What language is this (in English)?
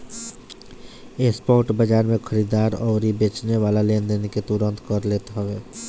Bhojpuri